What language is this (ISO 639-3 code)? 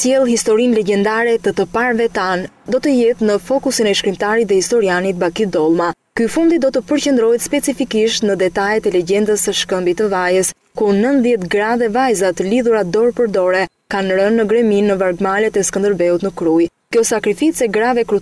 ron